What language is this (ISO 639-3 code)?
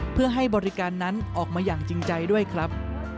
tha